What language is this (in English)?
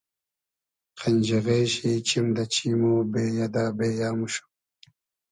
Hazaragi